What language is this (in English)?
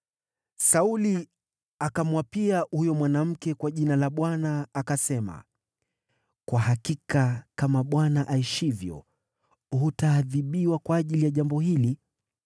Swahili